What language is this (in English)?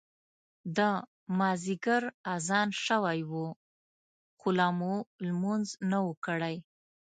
Pashto